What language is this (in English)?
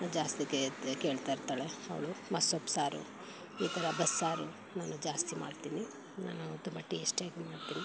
Kannada